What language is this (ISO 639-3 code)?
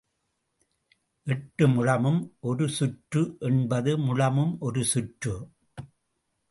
tam